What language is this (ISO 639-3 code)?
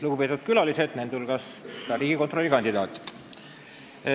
est